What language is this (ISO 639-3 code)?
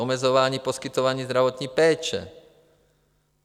ces